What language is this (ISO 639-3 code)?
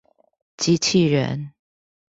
zho